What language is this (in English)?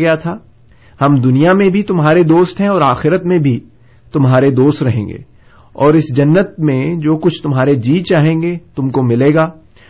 Urdu